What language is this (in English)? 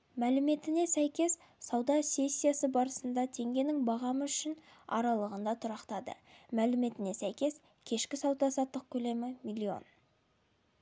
Kazakh